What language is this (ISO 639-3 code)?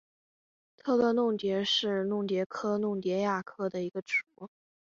zho